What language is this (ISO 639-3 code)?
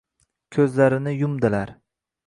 uzb